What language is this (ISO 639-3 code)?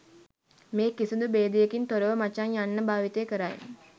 sin